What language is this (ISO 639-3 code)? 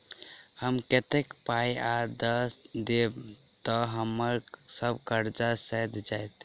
mai